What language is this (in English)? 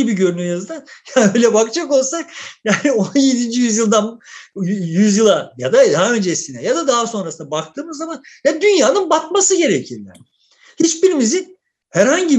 Turkish